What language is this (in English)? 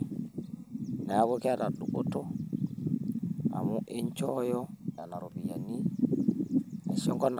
Masai